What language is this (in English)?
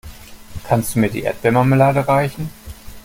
German